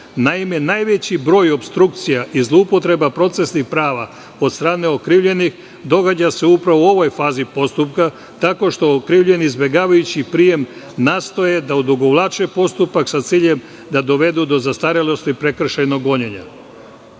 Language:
Serbian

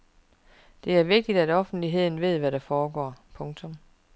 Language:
Danish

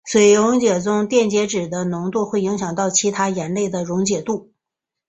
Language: Chinese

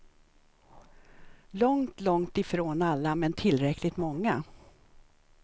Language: Swedish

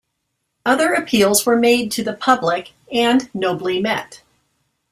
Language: English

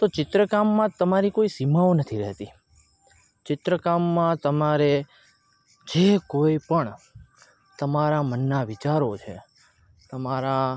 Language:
Gujarati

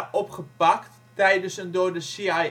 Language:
Dutch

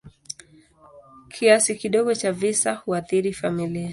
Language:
Swahili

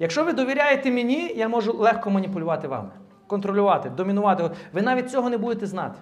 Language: Ukrainian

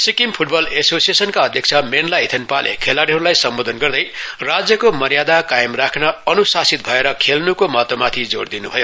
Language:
Nepali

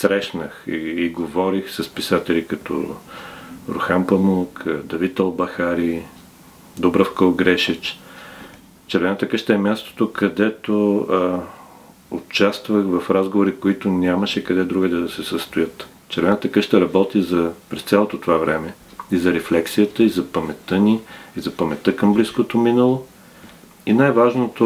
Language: Bulgarian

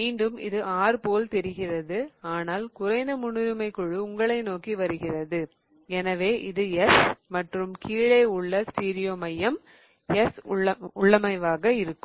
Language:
Tamil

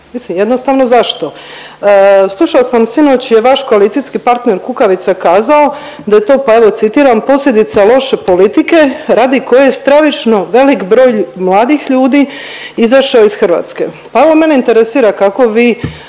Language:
Croatian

